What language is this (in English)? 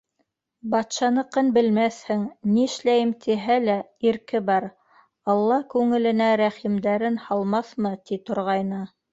Bashkir